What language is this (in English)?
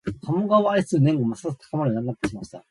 Japanese